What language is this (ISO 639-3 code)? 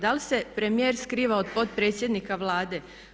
hrv